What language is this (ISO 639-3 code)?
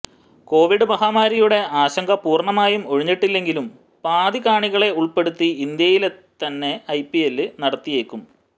mal